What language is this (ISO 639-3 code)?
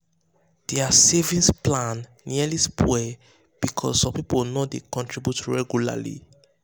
pcm